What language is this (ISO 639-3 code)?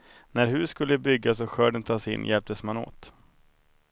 swe